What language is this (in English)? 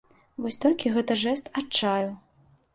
Belarusian